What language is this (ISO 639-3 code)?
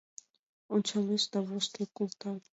chm